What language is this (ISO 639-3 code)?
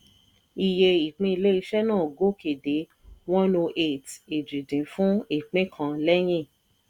yor